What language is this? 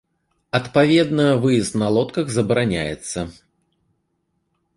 Belarusian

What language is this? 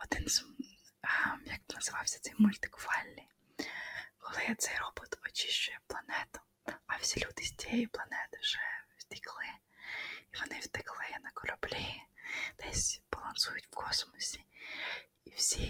Ukrainian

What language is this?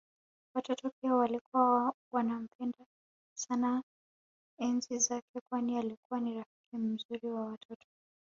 Swahili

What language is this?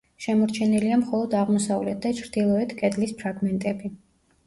Georgian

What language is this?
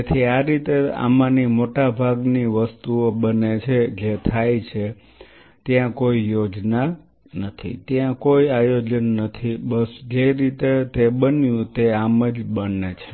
Gujarati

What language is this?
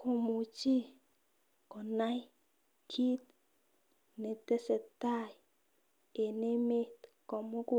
Kalenjin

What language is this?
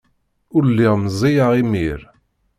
Kabyle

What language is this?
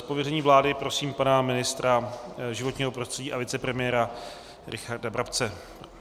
Czech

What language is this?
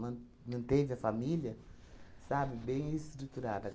Portuguese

